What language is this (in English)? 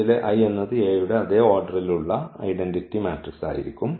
Malayalam